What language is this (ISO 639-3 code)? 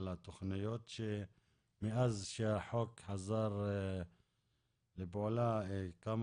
heb